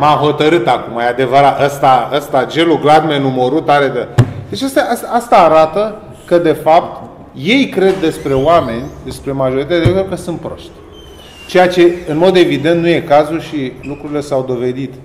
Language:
Romanian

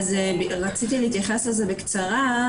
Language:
Hebrew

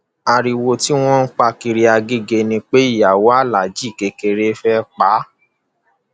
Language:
Yoruba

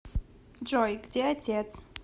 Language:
Russian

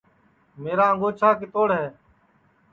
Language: Sansi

